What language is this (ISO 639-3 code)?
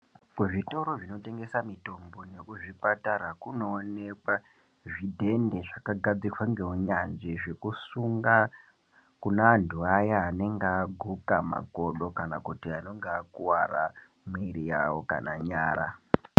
ndc